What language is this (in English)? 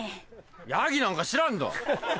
Japanese